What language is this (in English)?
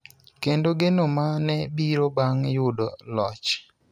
Luo (Kenya and Tanzania)